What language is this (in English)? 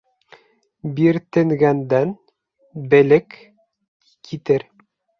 Bashkir